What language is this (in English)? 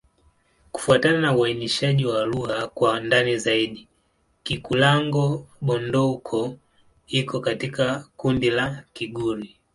Swahili